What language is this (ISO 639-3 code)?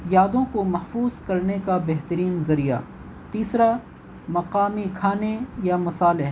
urd